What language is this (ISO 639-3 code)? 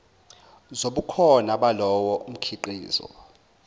zul